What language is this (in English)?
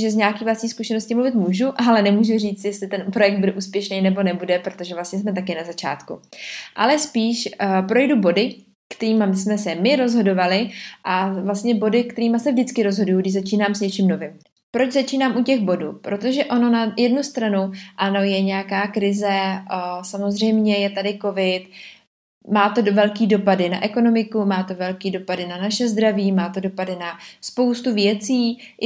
Czech